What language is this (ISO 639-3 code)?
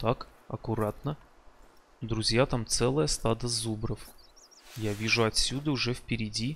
rus